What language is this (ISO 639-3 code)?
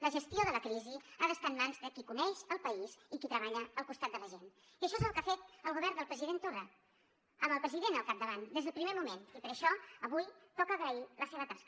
cat